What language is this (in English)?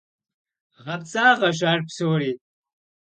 Kabardian